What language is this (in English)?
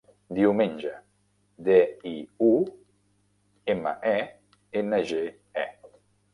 Catalan